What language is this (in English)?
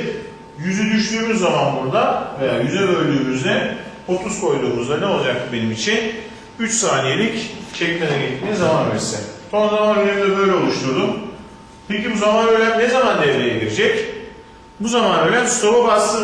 Turkish